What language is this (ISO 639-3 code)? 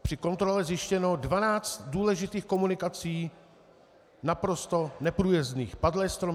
ces